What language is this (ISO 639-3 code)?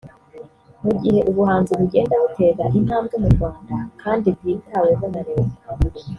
kin